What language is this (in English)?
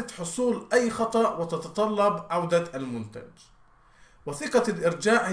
Arabic